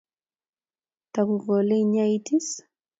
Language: Kalenjin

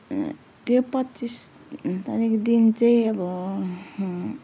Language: Nepali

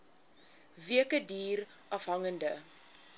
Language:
Afrikaans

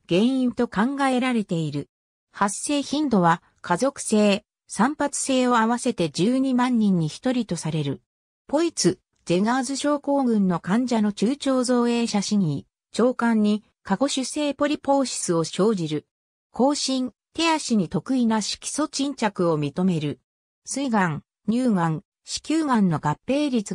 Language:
Japanese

